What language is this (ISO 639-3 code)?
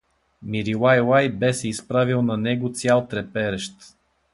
bul